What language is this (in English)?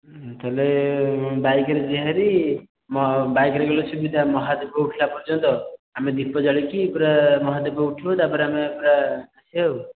Odia